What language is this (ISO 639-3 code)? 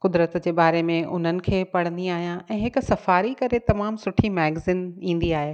snd